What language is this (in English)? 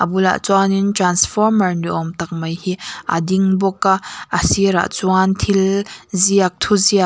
Mizo